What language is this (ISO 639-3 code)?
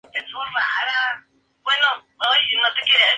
spa